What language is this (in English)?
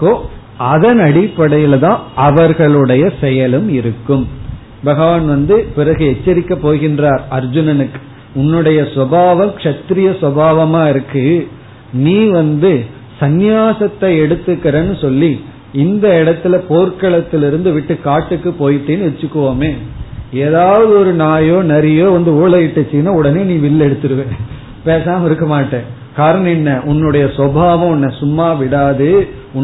Tamil